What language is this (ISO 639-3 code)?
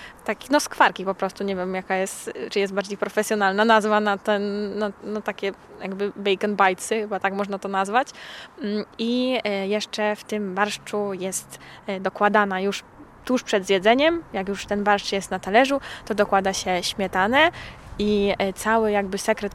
pol